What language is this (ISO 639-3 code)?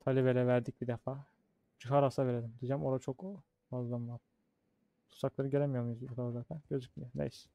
tur